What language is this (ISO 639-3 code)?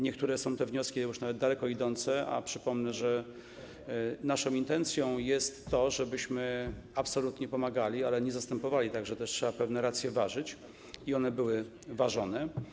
pol